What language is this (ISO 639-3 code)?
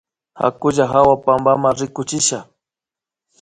qvi